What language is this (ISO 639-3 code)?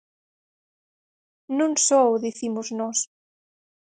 glg